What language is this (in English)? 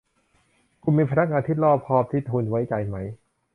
Thai